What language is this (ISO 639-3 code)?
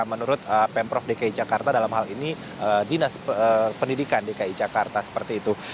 ind